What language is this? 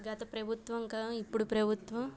Telugu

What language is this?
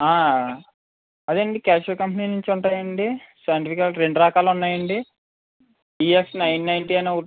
Telugu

